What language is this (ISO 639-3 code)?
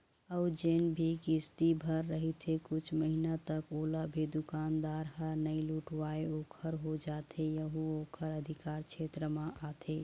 hne